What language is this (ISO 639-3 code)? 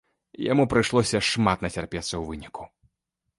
bel